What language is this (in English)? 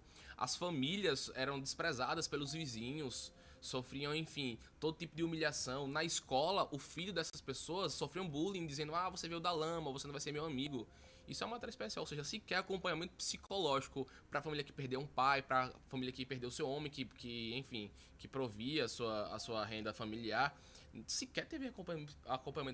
Portuguese